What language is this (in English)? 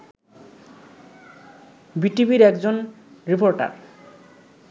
Bangla